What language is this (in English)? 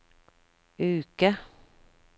Norwegian